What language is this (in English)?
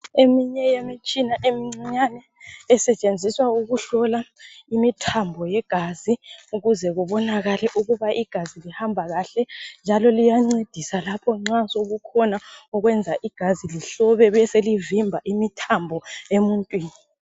North Ndebele